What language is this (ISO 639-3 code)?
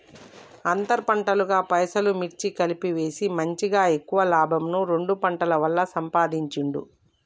tel